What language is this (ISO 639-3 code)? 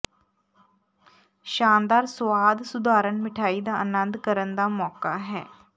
pan